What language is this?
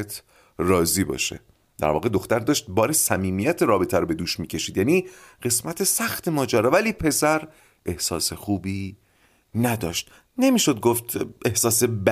Persian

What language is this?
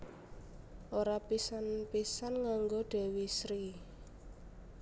Javanese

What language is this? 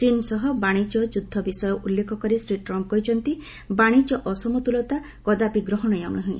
Odia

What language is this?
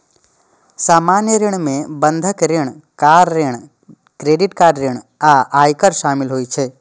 Maithili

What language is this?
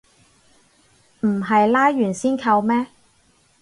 Cantonese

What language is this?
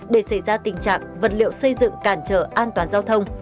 Vietnamese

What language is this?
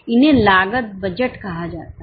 Hindi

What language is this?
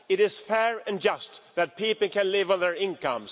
English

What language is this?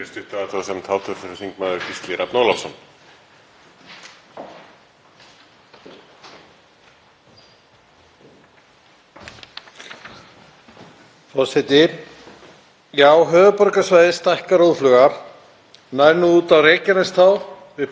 Icelandic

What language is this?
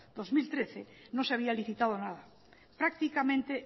Spanish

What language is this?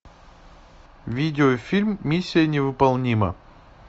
Russian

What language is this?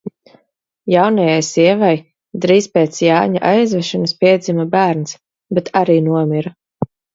Latvian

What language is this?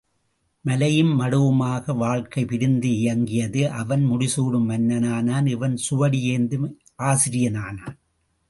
Tamil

